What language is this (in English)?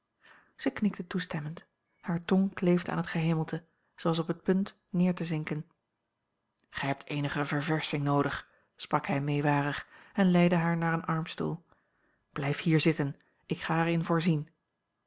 Dutch